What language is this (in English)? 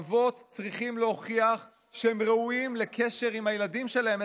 Hebrew